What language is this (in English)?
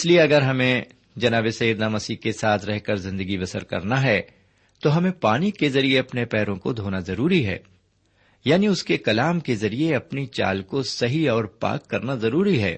Urdu